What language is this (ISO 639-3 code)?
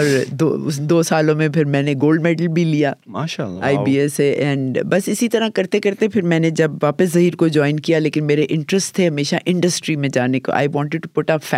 urd